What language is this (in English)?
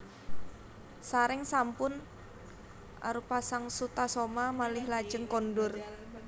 Javanese